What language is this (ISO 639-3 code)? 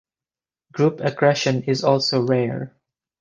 eng